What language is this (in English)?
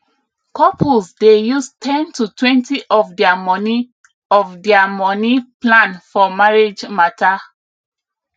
Nigerian Pidgin